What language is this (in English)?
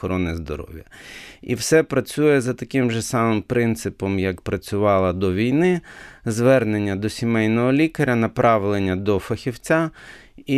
Ukrainian